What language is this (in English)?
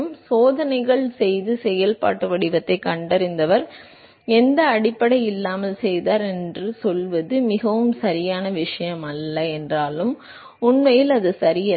Tamil